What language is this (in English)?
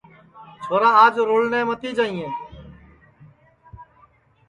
Sansi